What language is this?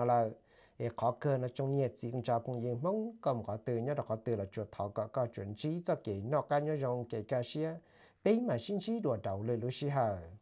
Thai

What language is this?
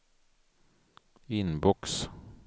Swedish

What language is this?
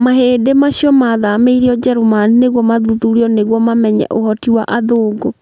Kikuyu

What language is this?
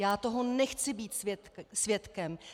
Czech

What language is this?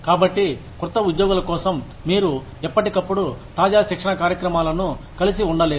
Telugu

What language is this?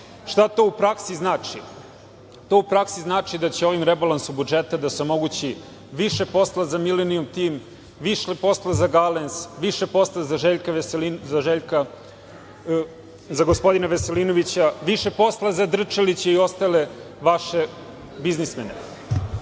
Serbian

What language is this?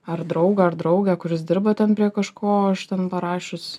Lithuanian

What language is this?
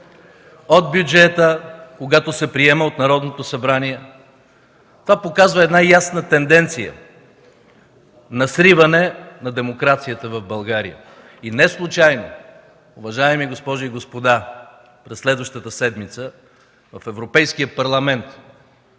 Bulgarian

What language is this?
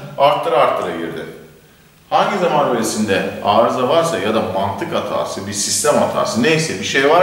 Turkish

